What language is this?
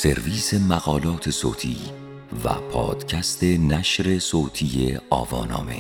Persian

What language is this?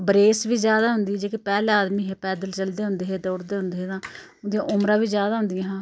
Dogri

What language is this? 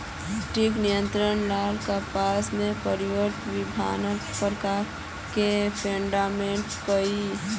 Magahi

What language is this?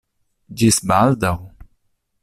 Esperanto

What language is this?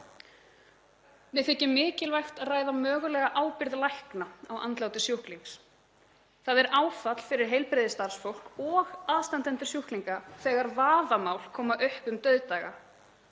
Icelandic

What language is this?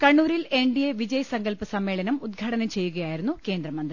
Malayalam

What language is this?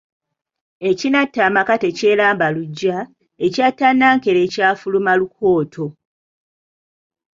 Ganda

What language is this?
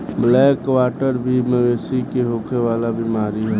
Bhojpuri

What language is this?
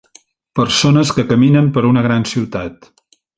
Catalan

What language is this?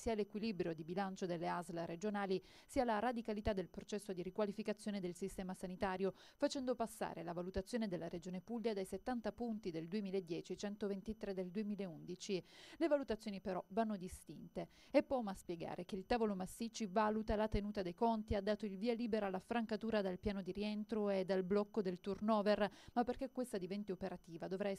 Italian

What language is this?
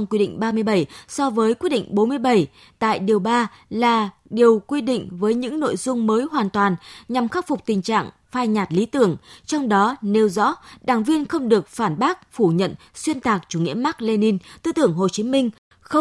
Vietnamese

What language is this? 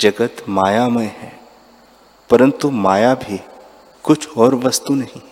Hindi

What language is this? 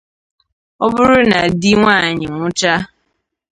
Igbo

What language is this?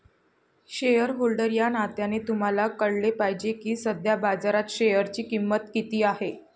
Marathi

